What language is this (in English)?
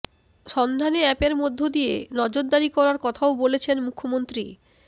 Bangla